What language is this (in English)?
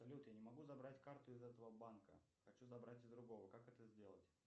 Russian